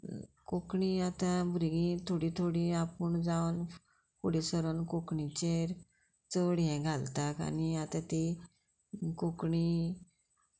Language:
Konkani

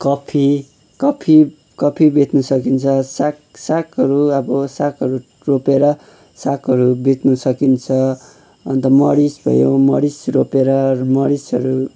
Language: Nepali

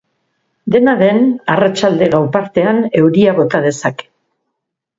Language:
Basque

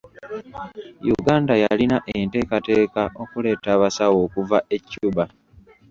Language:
Ganda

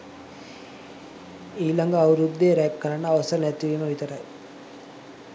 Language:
Sinhala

